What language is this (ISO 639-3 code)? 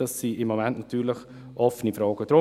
gsw